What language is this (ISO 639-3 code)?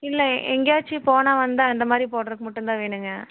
tam